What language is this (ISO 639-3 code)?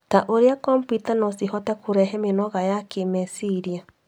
kik